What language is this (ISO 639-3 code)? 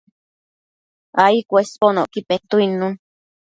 mcf